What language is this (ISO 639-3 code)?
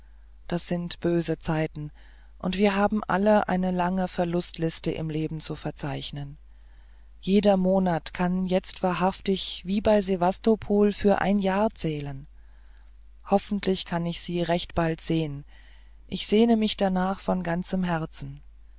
deu